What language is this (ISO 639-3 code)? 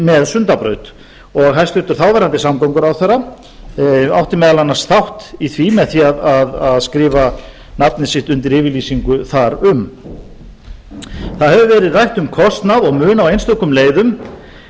isl